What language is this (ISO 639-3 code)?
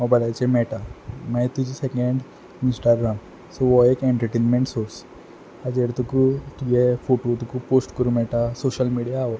kok